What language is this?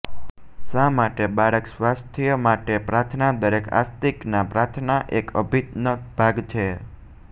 Gujarati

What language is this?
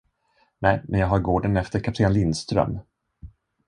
Swedish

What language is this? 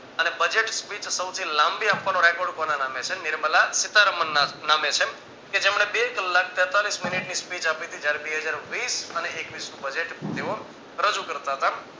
Gujarati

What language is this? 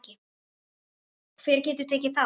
Icelandic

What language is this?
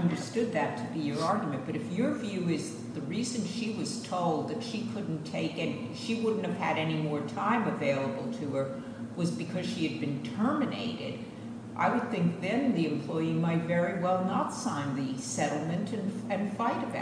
English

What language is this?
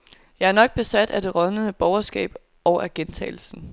Danish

